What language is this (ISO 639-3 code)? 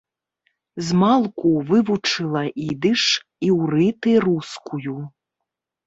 bel